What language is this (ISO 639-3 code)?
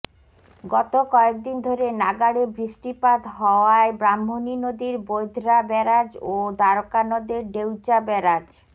ben